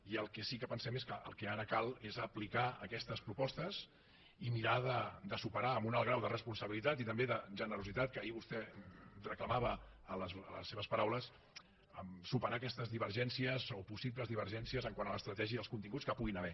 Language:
Catalan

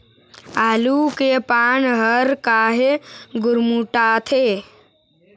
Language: Chhattisgarhi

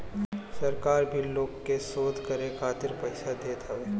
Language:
Bhojpuri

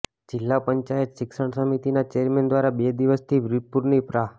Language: Gujarati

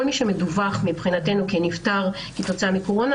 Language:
Hebrew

